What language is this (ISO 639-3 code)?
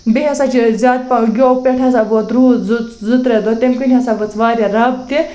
kas